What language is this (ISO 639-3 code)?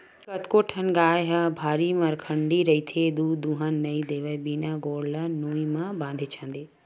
hne